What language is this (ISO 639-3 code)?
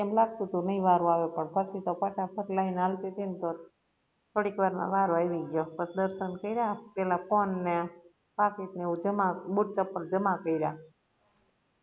guj